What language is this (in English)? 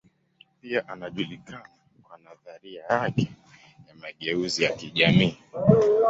Swahili